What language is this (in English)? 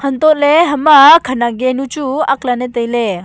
Wancho Naga